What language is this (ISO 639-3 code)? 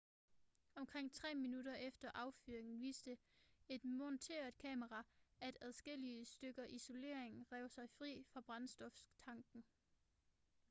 dan